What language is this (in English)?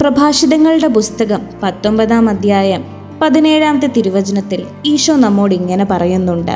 Malayalam